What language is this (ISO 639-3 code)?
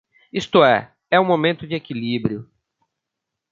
por